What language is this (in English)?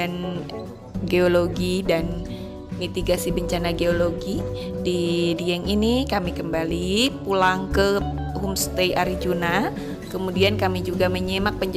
Indonesian